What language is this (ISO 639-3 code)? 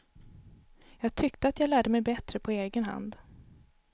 swe